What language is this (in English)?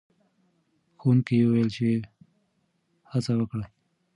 Pashto